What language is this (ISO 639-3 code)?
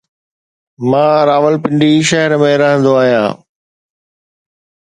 snd